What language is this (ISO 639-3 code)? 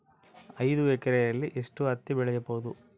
kan